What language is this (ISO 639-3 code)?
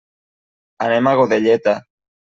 cat